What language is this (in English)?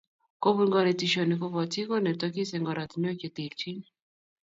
Kalenjin